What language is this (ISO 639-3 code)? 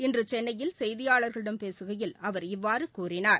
tam